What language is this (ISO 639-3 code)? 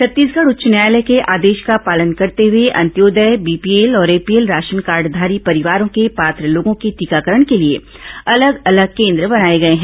hin